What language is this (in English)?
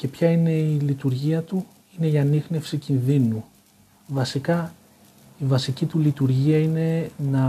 Greek